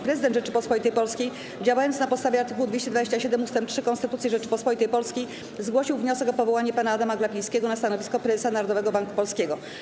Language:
Polish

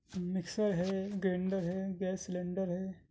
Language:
Urdu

